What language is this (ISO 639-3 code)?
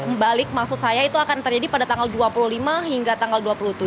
ind